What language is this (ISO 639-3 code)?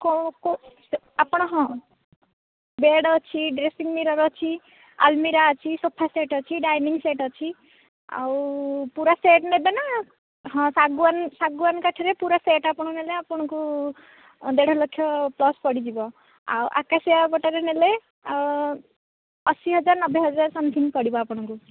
ori